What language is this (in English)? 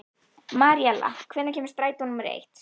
Icelandic